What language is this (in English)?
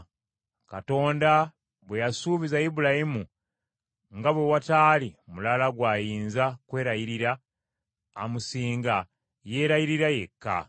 Ganda